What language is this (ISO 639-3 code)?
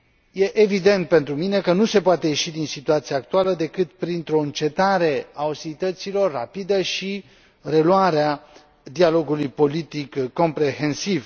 ron